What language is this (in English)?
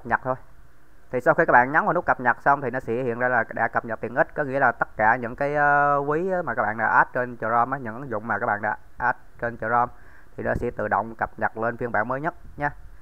Vietnamese